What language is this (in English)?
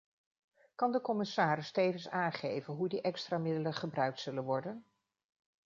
Dutch